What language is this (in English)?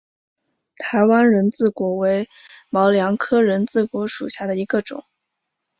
Chinese